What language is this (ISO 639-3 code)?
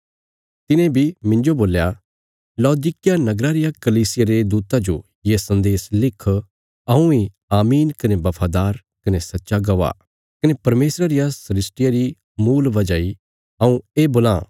kfs